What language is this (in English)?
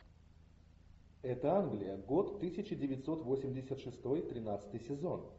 Russian